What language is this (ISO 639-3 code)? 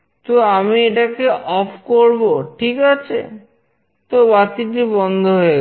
ben